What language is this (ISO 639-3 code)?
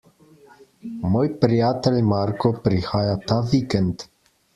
slv